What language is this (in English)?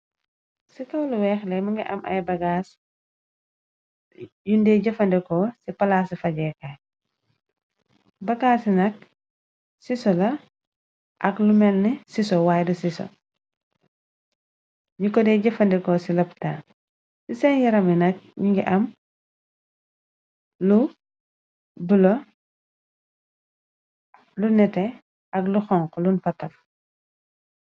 Wolof